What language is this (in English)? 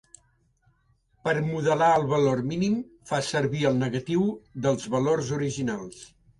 Catalan